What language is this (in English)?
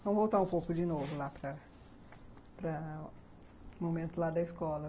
Portuguese